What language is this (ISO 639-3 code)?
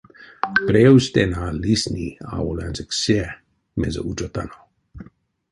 myv